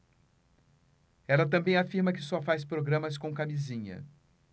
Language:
Portuguese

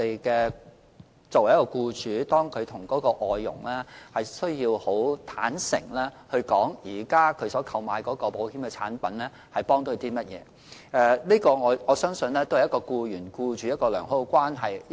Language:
Cantonese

